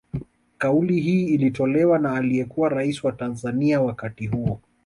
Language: Swahili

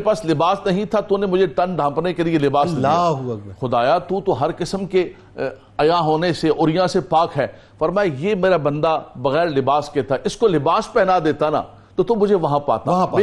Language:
Urdu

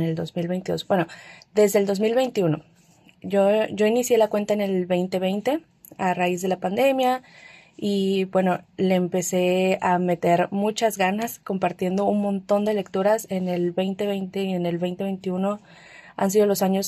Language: Spanish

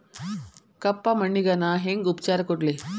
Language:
Kannada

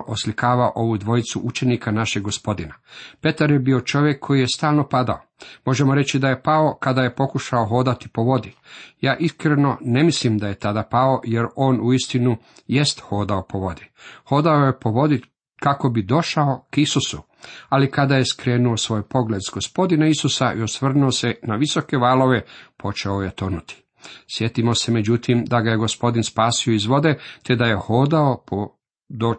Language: Croatian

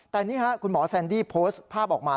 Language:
Thai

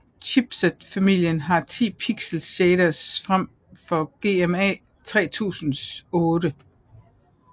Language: Danish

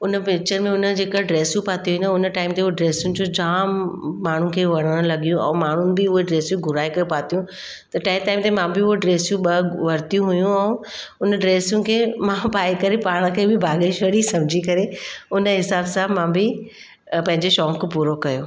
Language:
Sindhi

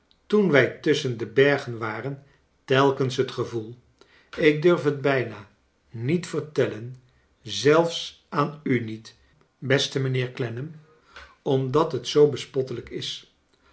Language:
Dutch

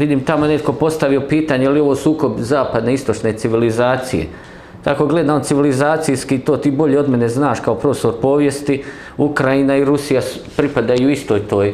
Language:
Croatian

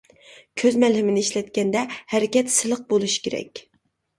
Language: Uyghur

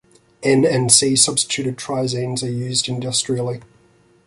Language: English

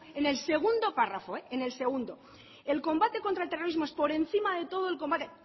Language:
Spanish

